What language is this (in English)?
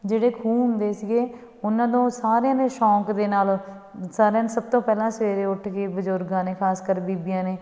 Punjabi